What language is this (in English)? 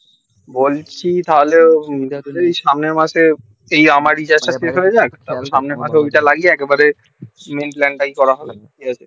Bangla